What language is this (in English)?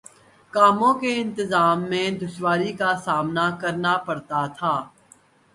Urdu